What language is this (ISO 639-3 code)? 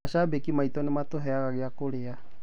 kik